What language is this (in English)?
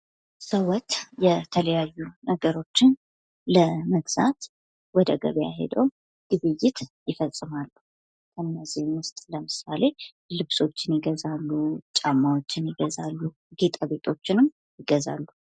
Amharic